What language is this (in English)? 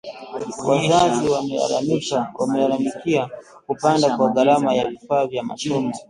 Swahili